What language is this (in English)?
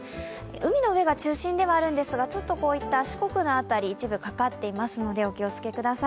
Japanese